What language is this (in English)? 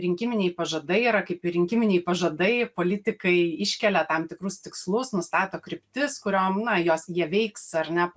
Lithuanian